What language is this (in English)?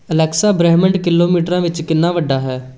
Punjabi